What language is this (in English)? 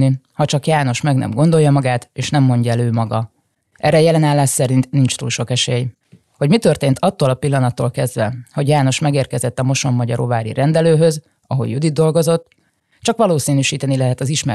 Hungarian